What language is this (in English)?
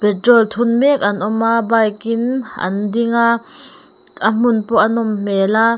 Mizo